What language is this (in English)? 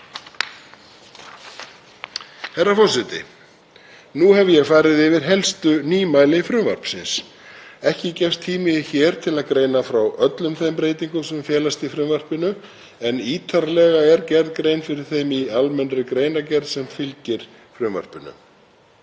Icelandic